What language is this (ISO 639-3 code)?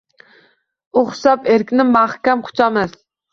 uzb